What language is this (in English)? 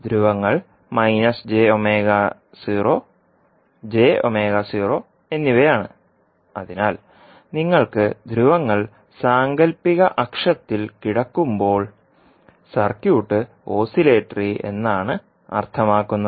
Malayalam